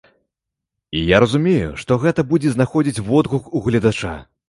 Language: Belarusian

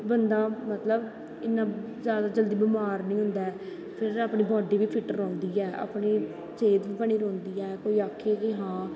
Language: Dogri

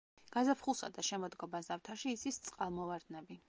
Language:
Georgian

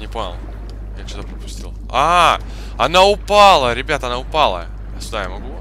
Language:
Russian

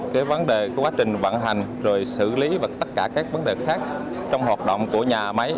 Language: Vietnamese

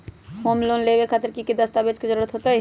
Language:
Magahi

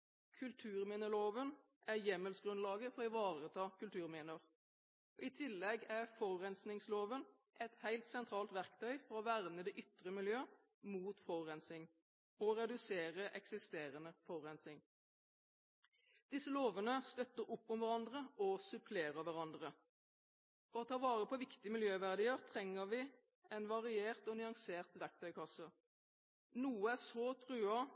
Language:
Norwegian Bokmål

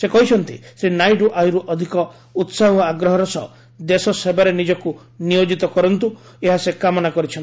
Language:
Odia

